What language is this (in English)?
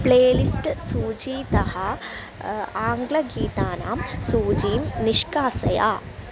Sanskrit